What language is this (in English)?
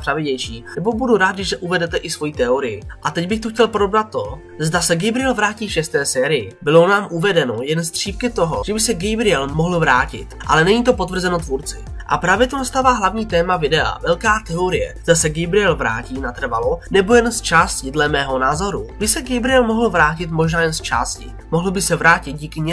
Czech